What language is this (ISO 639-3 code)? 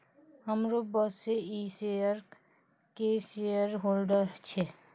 mai